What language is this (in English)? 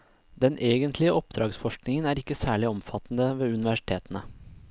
Norwegian